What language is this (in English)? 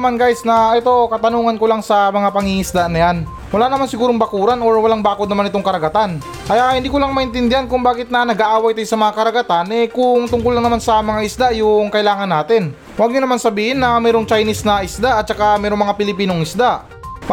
Filipino